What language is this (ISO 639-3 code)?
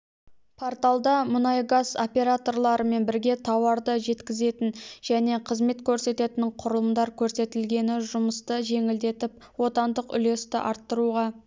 kaz